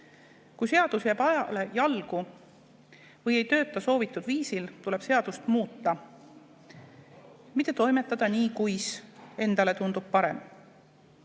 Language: Estonian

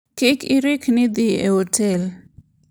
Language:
Luo (Kenya and Tanzania)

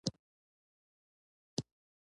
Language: Pashto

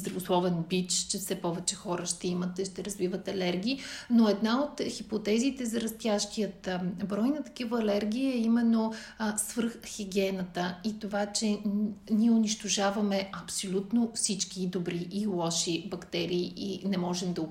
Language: Bulgarian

